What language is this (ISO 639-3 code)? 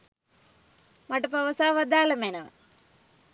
sin